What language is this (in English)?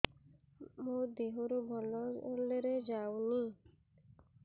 Odia